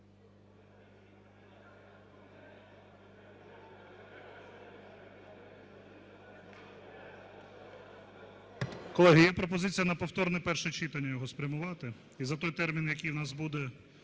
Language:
Ukrainian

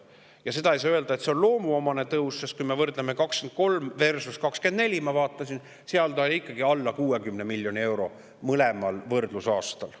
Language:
Estonian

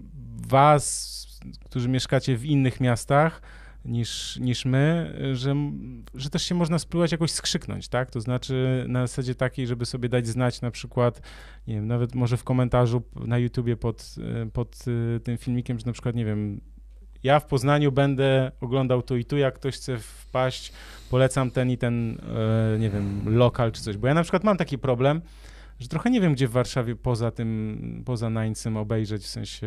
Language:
Polish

